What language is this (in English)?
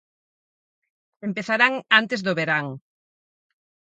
Galician